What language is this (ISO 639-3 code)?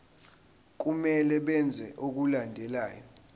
zul